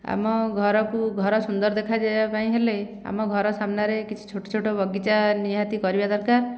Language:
Odia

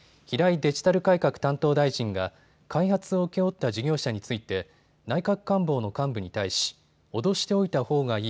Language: Japanese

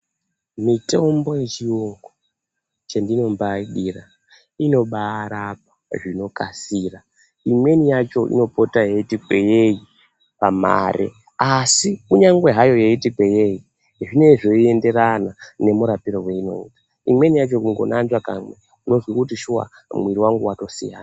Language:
Ndau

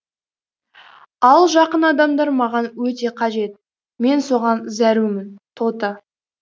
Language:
Kazakh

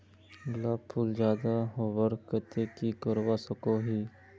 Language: Magahi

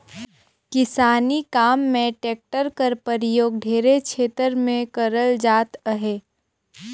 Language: Chhattisgarhi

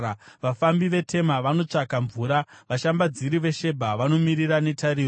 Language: Shona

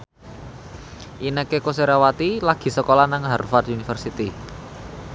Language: Javanese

